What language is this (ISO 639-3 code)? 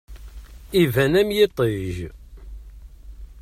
kab